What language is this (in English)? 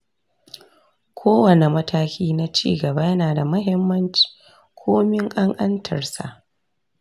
Hausa